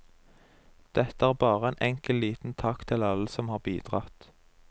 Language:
Norwegian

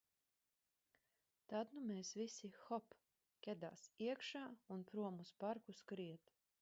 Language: Latvian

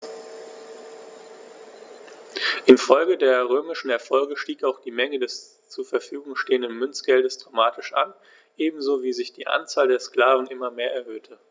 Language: German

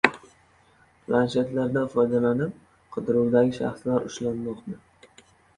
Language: Uzbek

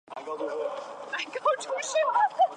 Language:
Chinese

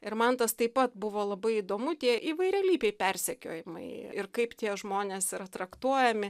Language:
Lithuanian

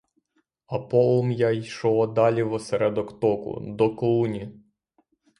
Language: Ukrainian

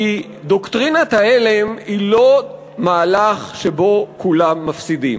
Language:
Hebrew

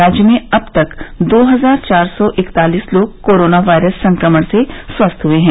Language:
Hindi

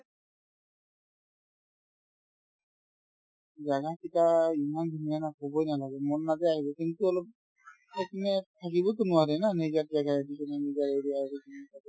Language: Assamese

